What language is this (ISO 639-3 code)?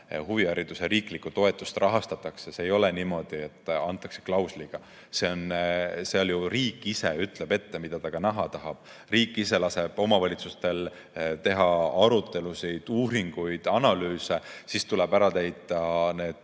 est